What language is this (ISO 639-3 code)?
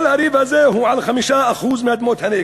heb